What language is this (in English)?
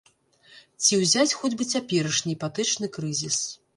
Belarusian